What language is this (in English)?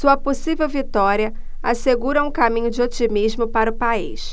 Portuguese